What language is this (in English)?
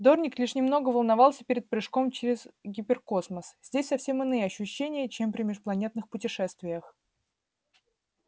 Russian